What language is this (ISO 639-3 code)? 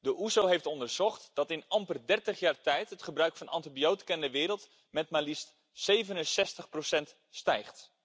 nld